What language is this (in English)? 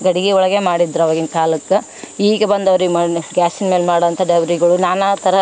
Kannada